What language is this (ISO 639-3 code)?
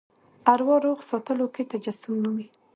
pus